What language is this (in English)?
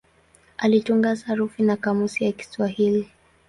Swahili